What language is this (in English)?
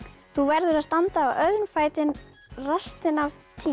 Icelandic